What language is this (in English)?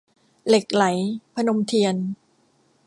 Thai